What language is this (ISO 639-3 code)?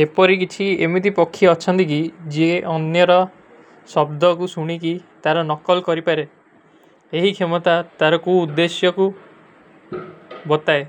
uki